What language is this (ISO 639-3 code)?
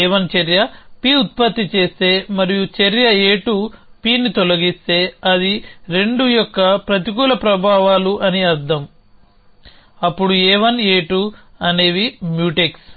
tel